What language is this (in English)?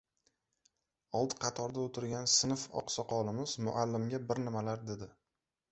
Uzbek